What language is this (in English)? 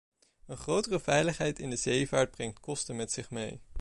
Dutch